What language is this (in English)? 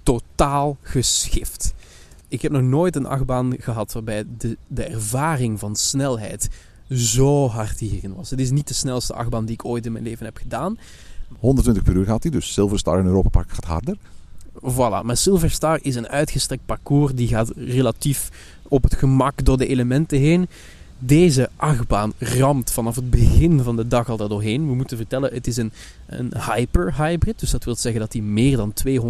Dutch